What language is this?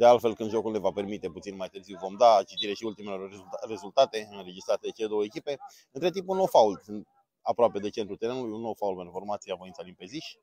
Romanian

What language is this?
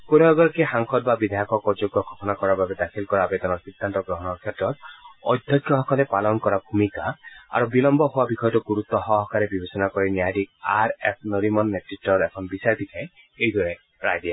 Assamese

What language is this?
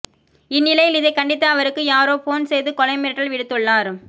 Tamil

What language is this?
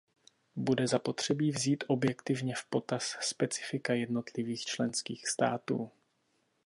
Czech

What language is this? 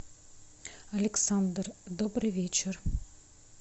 Russian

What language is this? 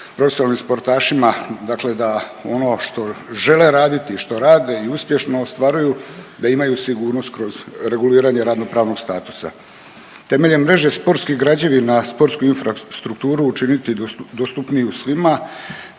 Croatian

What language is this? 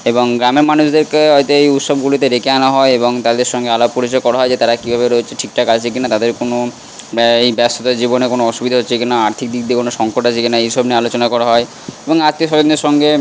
Bangla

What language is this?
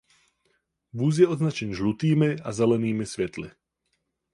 Czech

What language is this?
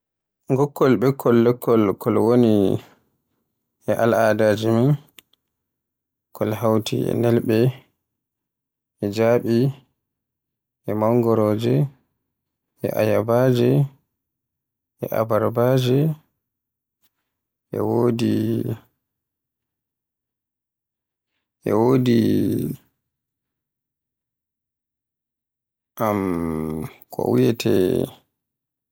Borgu Fulfulde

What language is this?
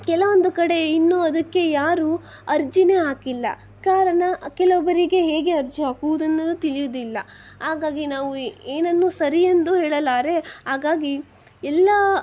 Kannada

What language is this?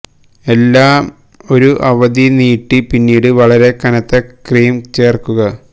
Malayalam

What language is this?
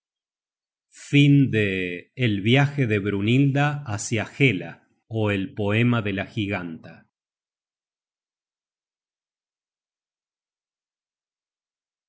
Spanish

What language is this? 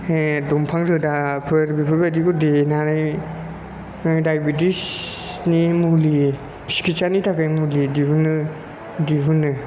Bodo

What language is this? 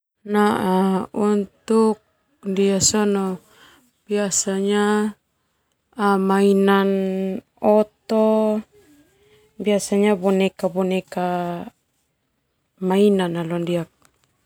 Termanu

